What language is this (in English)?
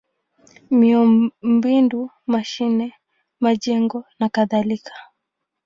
Swahili